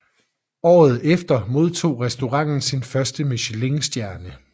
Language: Danish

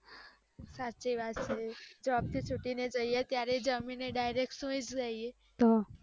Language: Gujarati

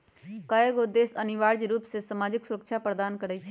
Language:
Magahi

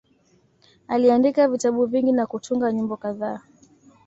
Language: Swahili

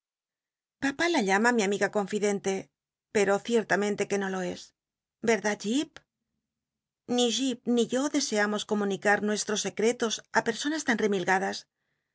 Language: Spanish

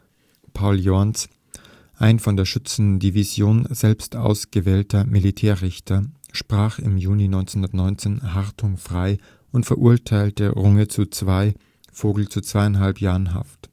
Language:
German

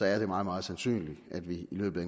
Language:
Danish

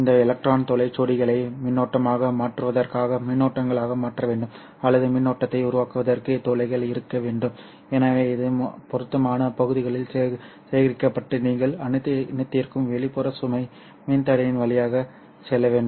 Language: Tamil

